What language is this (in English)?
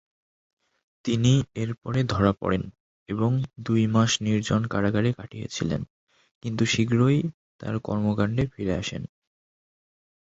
Bangla